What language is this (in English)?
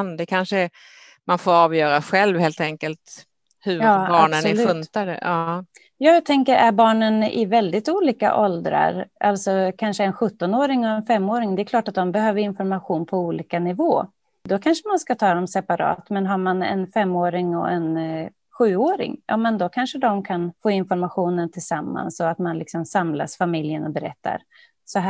Swedish